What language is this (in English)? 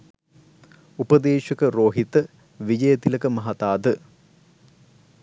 Sinhala